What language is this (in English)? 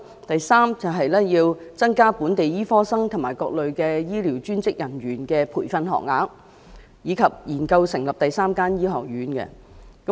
Cantonese